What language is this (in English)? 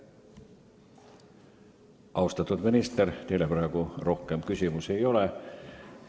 Estonian